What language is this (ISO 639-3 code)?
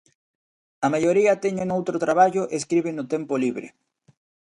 glg